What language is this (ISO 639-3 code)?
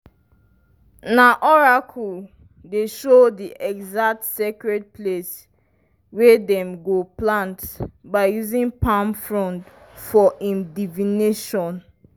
pcm